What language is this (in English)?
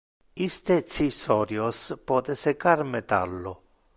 Interlingua